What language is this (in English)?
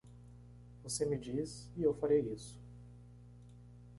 Portuguese